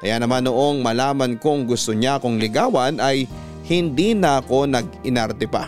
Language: Filipino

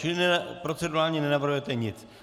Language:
Czech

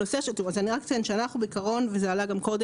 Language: Hebrew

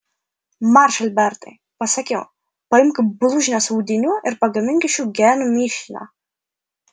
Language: Lithuanian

